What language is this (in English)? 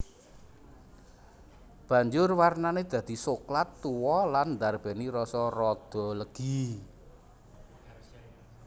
Javanese